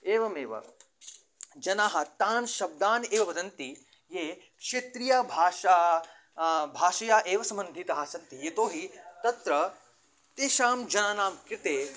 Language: Sanskrit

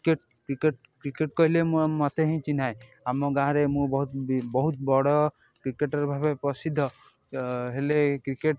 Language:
Odia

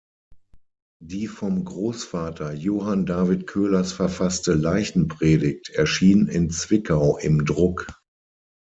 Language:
German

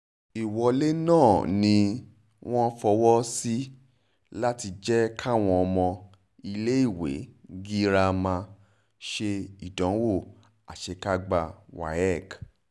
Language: Yoruba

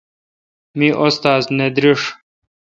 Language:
Kalkoti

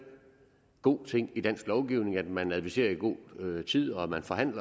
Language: Danish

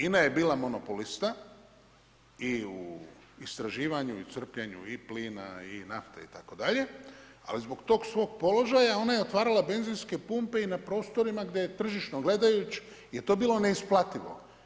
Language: Croatian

